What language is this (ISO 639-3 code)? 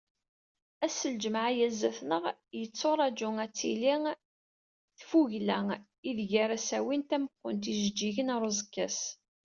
kab